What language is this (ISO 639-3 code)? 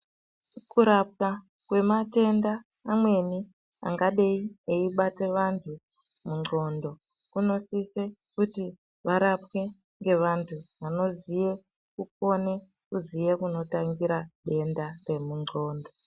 ndc